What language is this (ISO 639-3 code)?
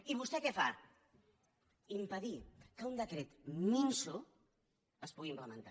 cat